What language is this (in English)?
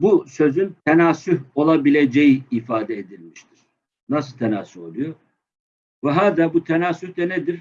Turkish